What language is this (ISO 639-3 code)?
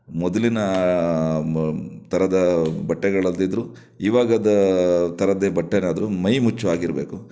kan